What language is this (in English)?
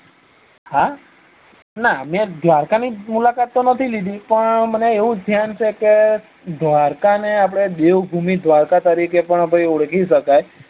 Gujarati